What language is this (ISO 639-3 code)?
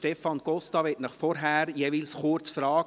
gsw